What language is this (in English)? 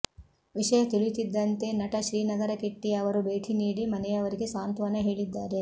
Kannada